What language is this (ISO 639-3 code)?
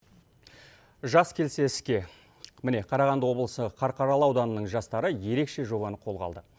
kaz